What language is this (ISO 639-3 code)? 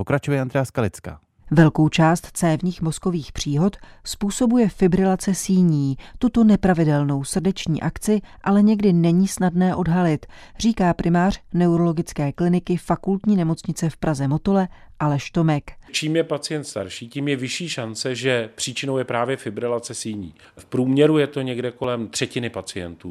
ces